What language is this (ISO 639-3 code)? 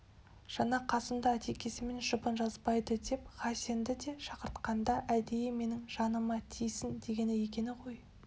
kaz